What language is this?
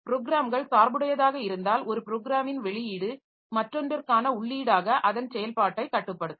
Tamil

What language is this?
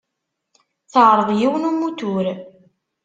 Kabyle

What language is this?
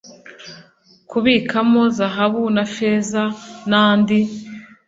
Kinyarwanda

